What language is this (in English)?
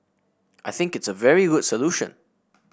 English